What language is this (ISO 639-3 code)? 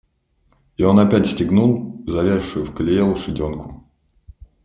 rus